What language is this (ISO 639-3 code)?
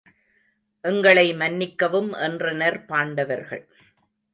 tam